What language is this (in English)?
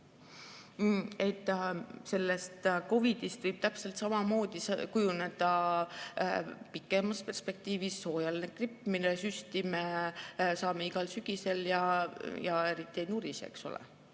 Estonian